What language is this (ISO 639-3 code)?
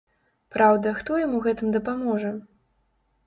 bel